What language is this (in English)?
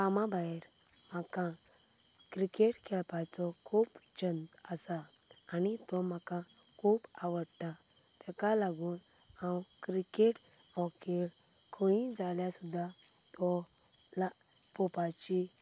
Konkani